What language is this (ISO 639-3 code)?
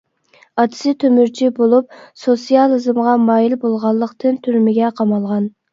uig